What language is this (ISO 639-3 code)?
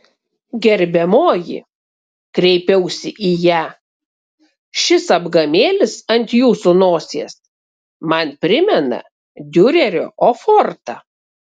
lit